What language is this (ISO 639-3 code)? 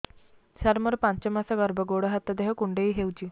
ori